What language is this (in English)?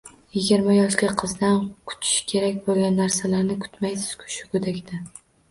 Uzbek